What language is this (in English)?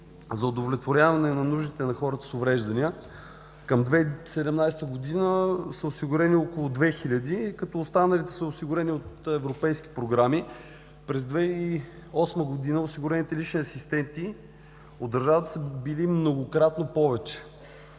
Bulgarian